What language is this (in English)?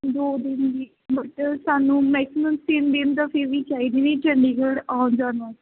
Punjabi